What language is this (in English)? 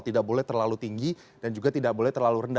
Indonesian